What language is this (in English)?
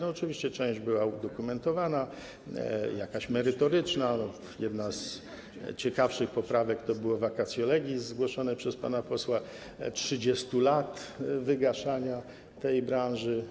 Polish